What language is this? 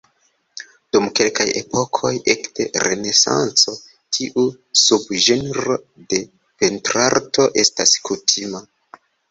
Esperanto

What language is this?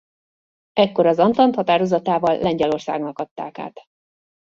Hungarian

